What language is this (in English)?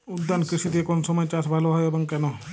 Bangla